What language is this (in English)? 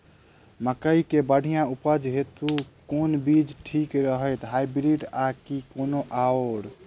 Maithili